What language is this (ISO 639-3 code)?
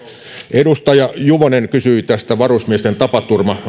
fin